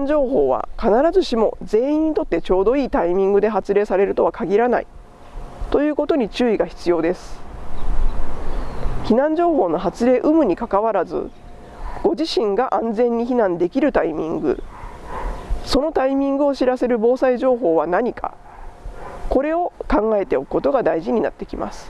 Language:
Japanese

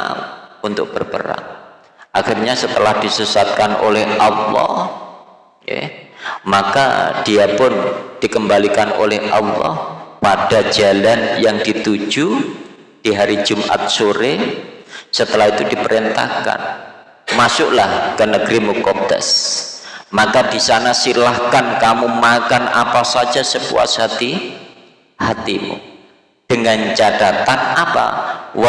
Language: Indonesian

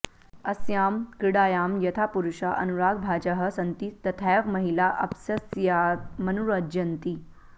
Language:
Sanskrit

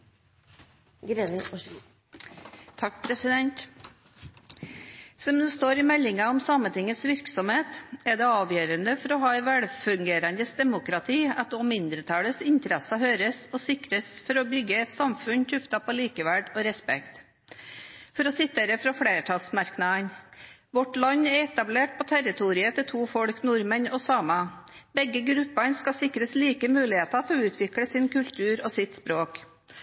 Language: Norwegian Bokmål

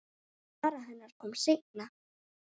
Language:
Icelandic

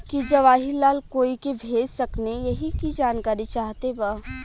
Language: Bhojpuri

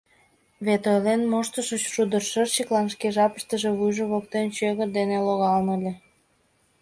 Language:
Mari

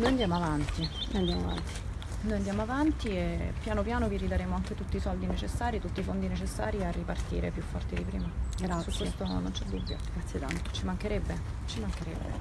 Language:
Italian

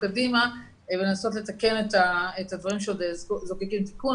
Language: Hebrew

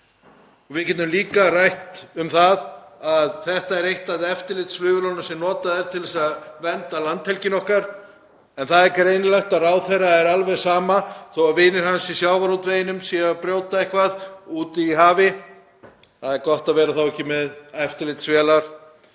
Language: Icelandic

